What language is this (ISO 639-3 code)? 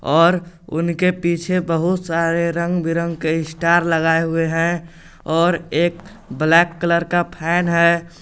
hin